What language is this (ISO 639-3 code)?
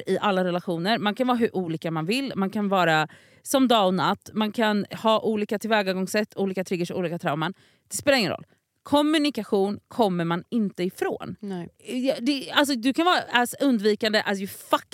swe